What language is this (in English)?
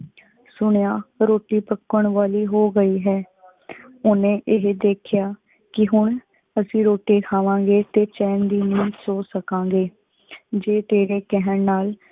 Punjabi